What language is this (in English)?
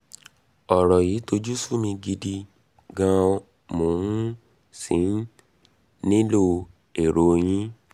Yoruba